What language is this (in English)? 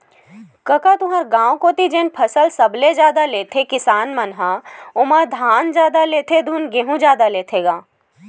Chhattisgarhi